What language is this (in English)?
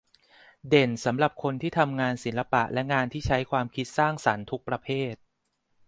Thai